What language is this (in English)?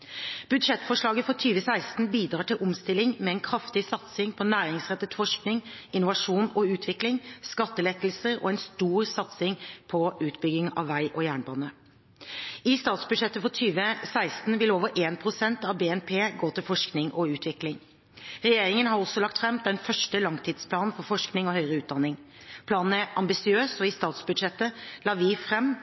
Norwegian Bokmål